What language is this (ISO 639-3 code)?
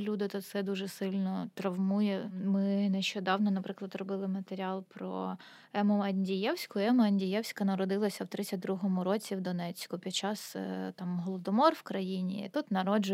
ukr